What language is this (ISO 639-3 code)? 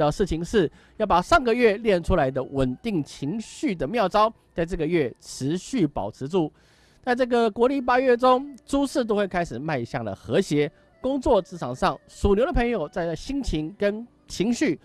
zho